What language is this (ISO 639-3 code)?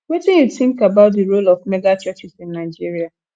pcm